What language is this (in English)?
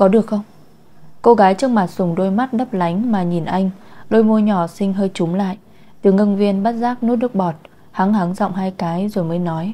Vietnamese